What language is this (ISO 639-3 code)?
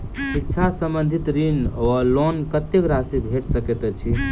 mai